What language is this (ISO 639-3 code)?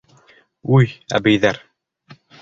bak